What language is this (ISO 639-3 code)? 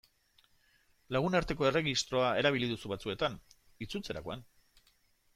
eus